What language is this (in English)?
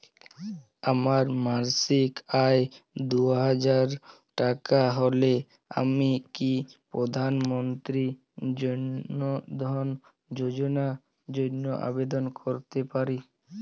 Bangla